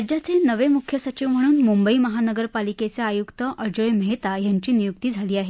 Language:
Marathi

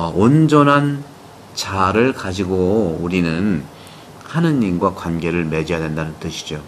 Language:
Korean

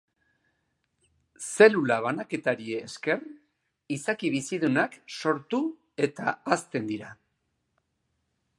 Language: Basque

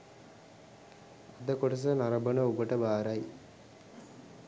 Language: Sinhala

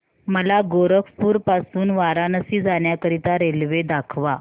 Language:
Marathi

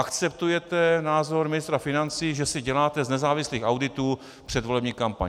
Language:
Czech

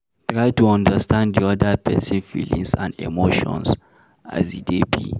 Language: Nigerian Pidgin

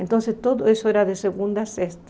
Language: Portuguese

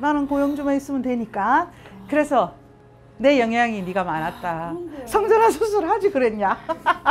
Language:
Korean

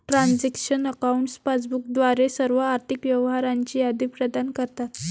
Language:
Marathi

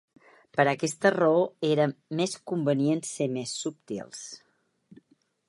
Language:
Catalan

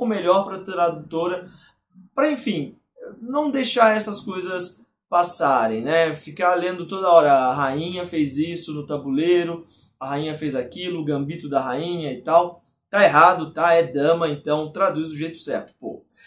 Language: Portuguese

